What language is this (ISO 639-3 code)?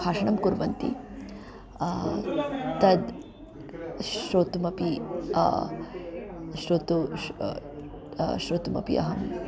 san